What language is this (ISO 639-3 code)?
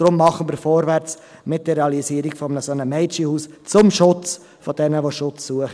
gsw